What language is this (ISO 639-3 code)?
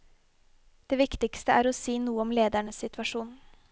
nor